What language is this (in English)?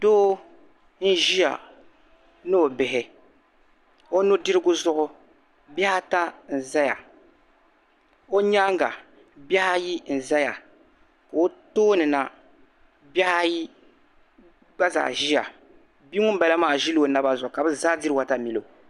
Dagbani